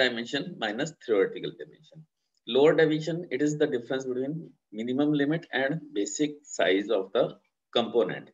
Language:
Hindi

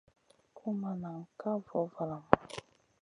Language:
Masana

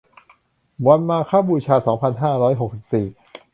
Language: Thai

